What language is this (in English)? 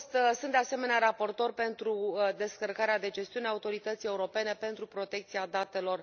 Romanian